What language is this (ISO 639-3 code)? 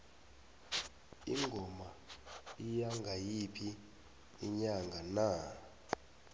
nbl